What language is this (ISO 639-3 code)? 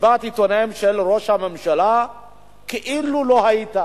heb